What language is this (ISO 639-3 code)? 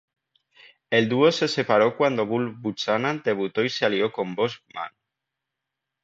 spa